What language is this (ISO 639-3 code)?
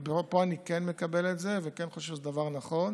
heb